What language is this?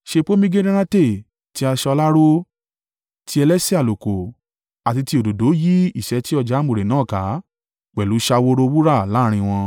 Yoruba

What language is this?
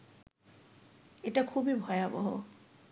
Bangla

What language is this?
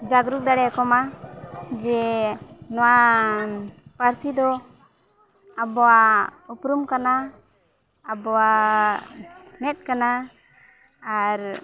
Santali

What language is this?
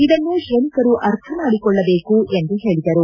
Kannada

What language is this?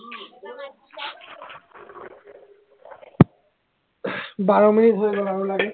Assamese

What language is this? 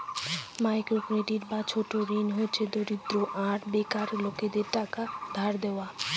Bangla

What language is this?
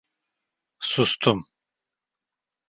Turkish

